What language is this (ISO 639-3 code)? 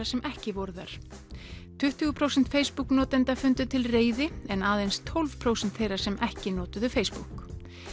isl